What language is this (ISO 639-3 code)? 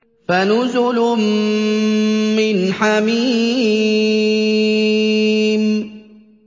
ara